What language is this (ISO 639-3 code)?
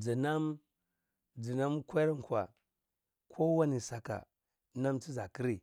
ckl